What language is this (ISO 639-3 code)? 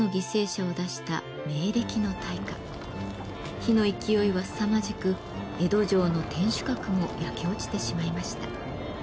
jpn